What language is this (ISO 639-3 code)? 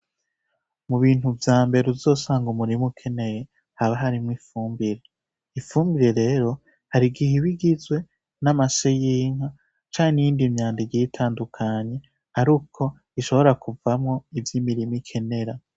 run